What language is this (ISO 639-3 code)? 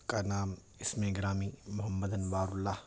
urd